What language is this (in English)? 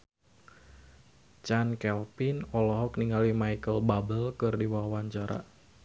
Sundanese